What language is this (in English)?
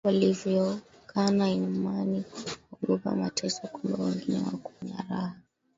Swahili